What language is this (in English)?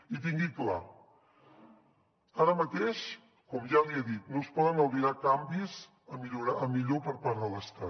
Catalan